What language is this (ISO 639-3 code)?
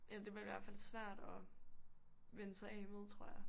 dan